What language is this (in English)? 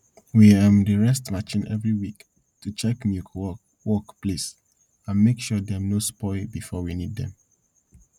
Nigerian Pidgin